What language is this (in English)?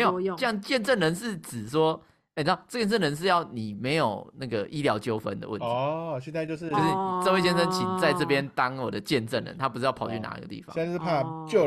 Chinese